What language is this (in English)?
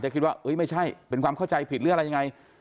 Thai